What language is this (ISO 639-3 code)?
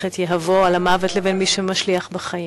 heb